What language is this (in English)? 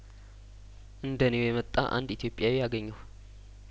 Amharic